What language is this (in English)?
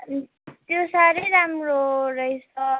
Nepali